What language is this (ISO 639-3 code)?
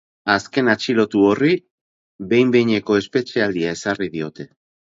eus